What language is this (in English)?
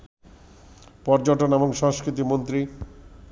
Bangla